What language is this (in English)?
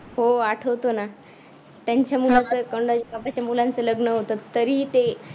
Marathi